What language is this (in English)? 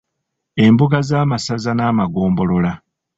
Ganda